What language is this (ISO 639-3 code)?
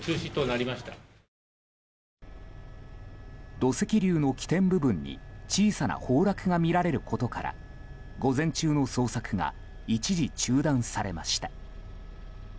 jpn